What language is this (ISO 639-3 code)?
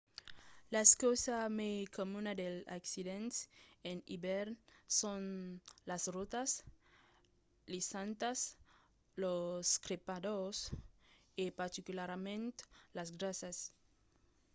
oci